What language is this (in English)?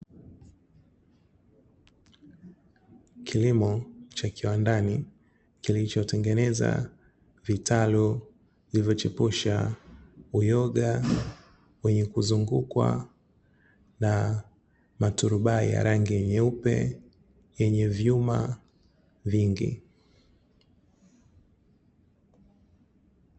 Swahili